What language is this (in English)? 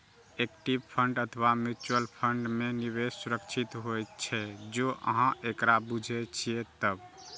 Maithili